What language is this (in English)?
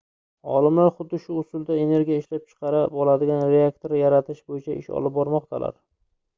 Uzbek